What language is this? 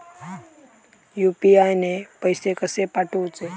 Marathi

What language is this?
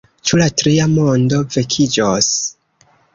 Esperanto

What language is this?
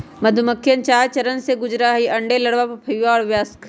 Magahi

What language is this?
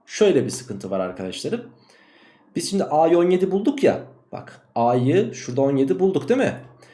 Turkish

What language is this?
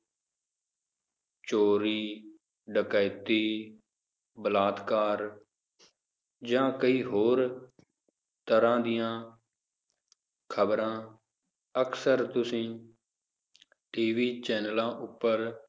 Punjabi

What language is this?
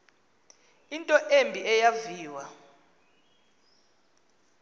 Xhosa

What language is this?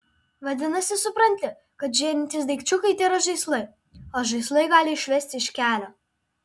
Lithuanian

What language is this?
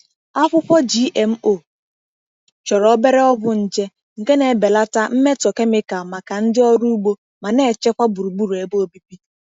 Igbo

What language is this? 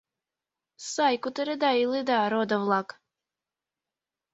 Mari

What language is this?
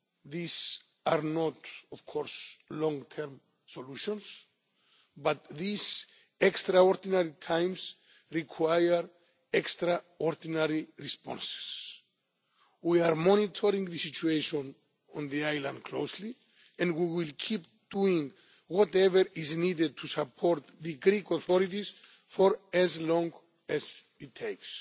English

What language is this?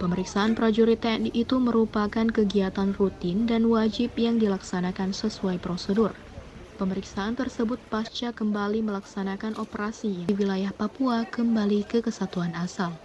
Indonesian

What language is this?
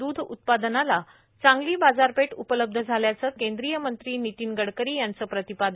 Marathi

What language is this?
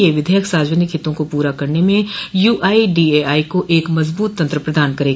Hindi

